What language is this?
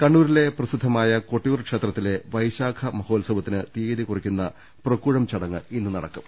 Malayalam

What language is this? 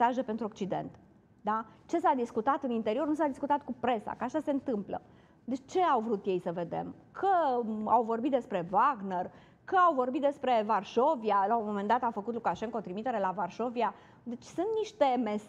Romanian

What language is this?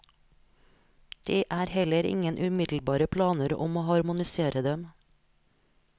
Norwegian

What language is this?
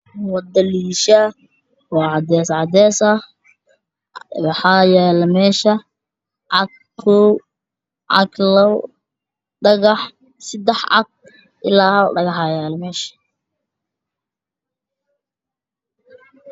Somali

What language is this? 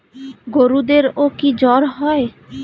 Bangla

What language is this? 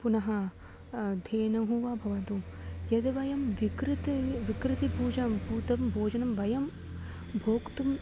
Sanskrit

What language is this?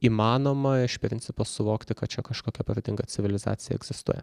Lithuanian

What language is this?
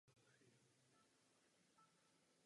Czech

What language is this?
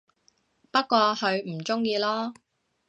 Cantonese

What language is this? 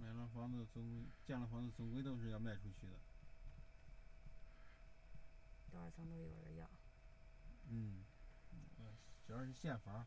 Chinese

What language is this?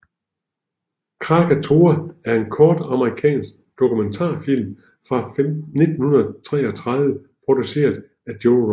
Danish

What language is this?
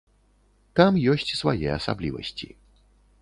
Belarusian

